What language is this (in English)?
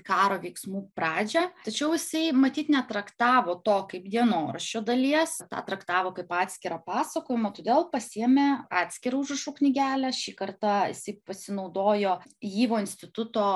Lithuanian